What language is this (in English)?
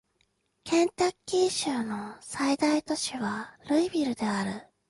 Japanese